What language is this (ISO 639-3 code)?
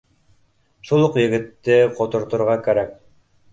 bak